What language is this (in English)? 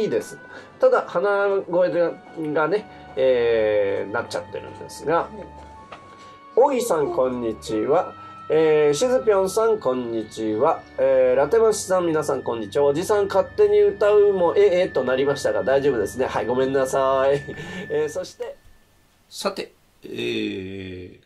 Japanese